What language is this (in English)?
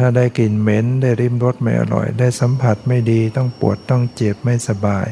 Thai